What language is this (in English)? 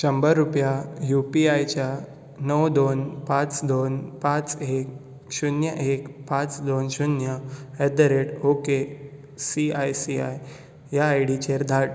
Konkani